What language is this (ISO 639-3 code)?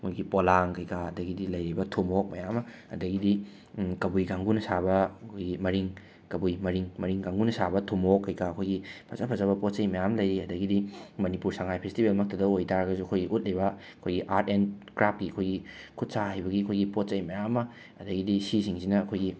mni